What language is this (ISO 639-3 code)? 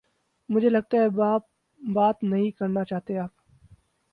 urd